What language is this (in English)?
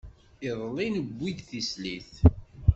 Kabyle